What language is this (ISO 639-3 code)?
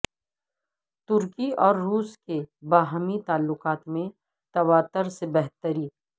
urd